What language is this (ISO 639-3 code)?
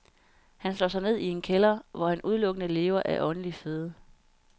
dan